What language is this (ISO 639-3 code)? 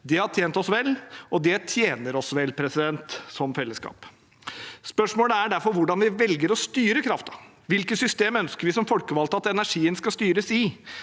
nor